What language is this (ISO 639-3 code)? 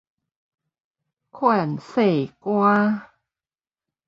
nan